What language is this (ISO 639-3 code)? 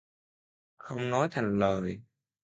vie